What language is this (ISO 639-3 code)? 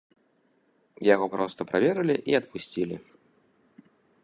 bel